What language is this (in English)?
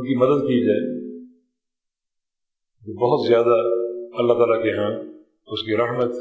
Urdu